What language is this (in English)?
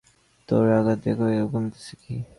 Bangla